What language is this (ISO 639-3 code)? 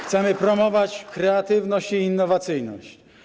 pol